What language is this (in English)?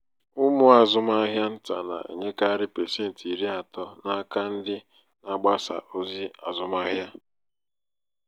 Igbo